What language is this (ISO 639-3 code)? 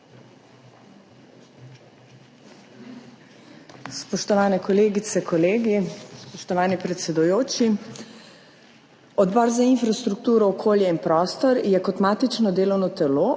slv